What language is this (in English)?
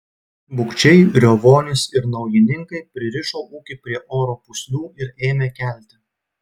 Lithuanian